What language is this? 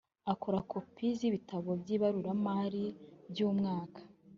Kinyarwanda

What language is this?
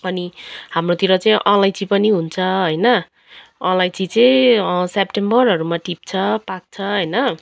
Nepali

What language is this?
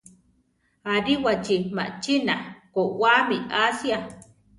Central Tarahumara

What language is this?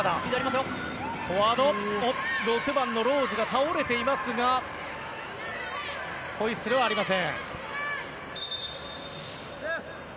Japanese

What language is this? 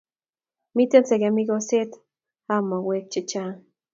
Kalenjin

